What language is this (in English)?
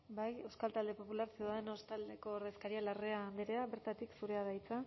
Basque